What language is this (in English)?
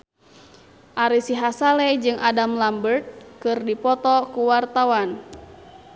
Sundanese